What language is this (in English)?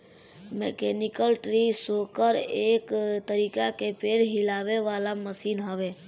Bhojpuri